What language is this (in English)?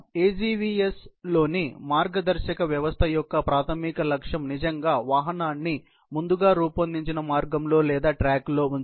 Telugu